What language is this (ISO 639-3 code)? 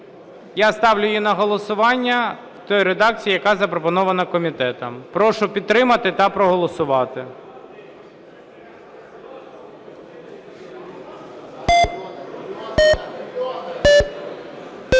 ukr